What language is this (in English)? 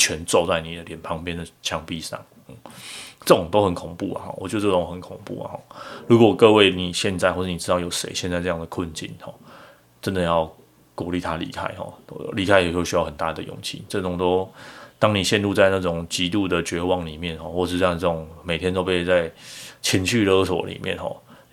Chinese